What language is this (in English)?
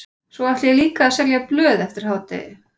Icelandic